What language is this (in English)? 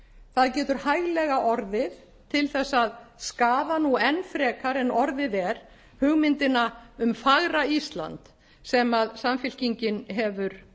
Icelandic